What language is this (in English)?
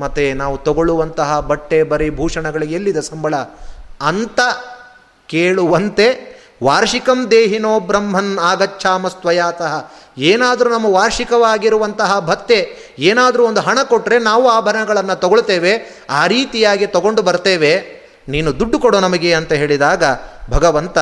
Kannada